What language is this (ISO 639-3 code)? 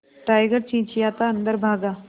hin